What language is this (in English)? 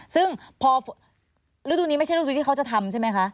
Thai